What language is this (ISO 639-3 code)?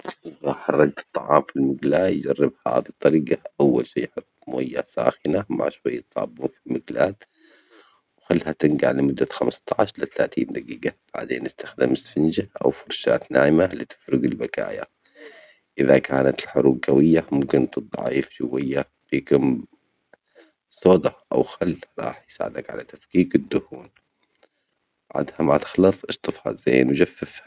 acx